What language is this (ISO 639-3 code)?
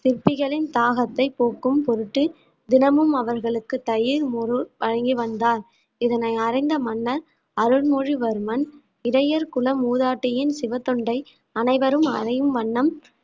tam